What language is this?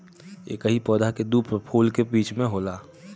Bhojpuri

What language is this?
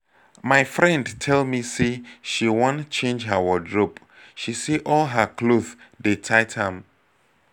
Nigerian Pidgin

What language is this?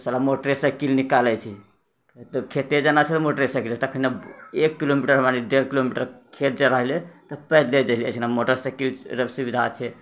Maithili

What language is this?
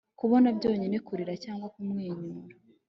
Kinyarwanda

